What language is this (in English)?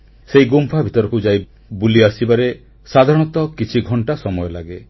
Odia